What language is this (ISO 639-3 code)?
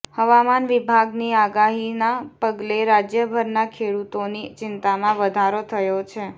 guj